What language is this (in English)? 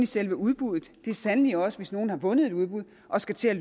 Danish